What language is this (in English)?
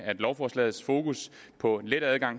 Danish